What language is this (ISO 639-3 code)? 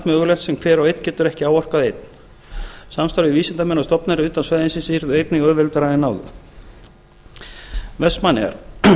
isl